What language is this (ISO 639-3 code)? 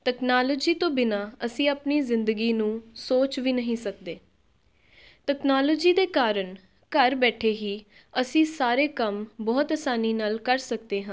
pan